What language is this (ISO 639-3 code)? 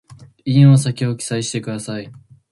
jpn